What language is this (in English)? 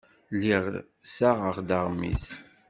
Kabyle